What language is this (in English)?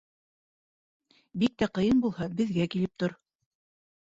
Bashkir